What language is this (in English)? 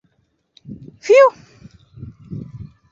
Bashkir